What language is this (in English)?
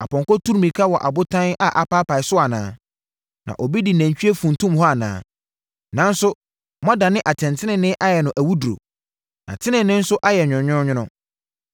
Akan